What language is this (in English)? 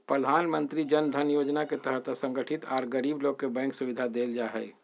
Magahi